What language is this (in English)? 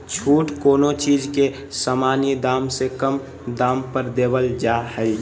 Magahi